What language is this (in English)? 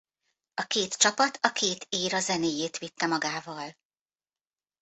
Hungarian